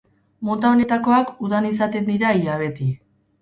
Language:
Basque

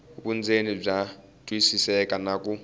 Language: Tsonga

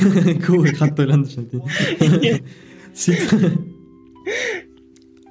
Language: Kazakh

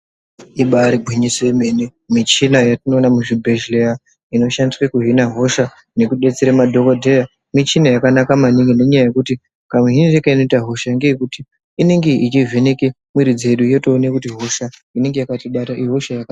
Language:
Ndau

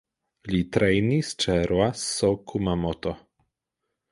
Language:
Esperanto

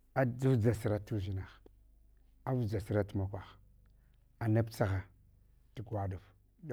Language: Hwana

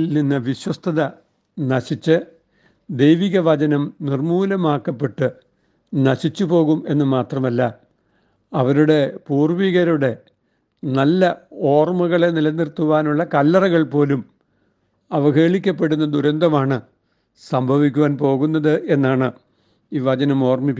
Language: Malayalam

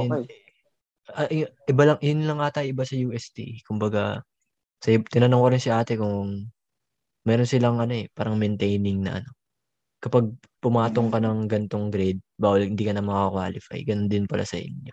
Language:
Filipino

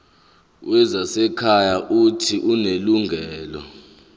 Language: Zulu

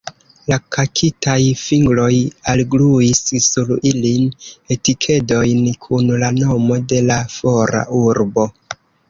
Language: Esperanto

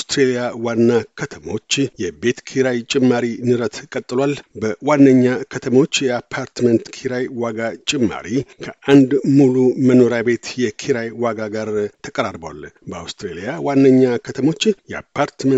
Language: Amharic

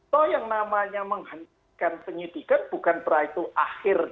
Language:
Indonesian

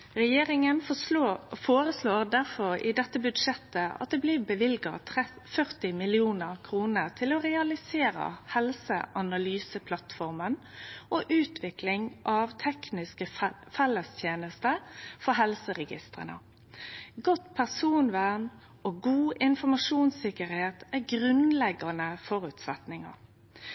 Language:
Norwegian Nynorsk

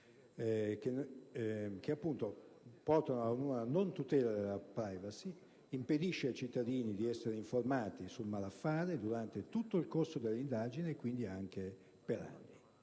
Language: Italian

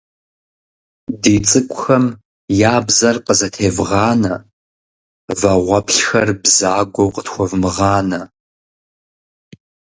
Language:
Kabardian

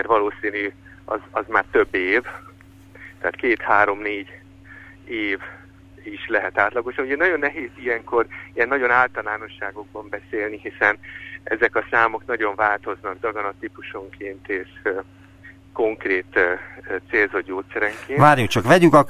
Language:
Hungarian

